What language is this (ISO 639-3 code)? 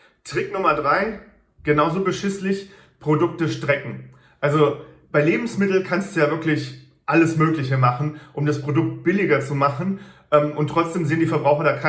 deu